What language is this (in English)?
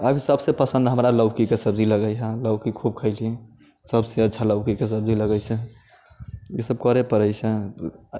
Maithili